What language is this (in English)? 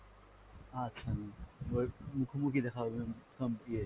Bangla